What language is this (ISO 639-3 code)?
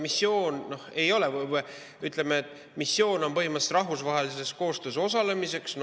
est